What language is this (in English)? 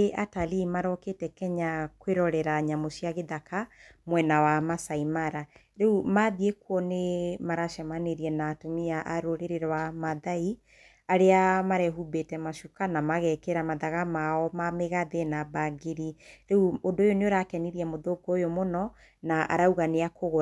Kikuyu